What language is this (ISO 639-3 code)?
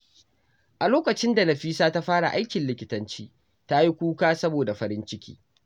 hau